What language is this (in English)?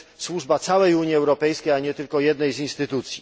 Polish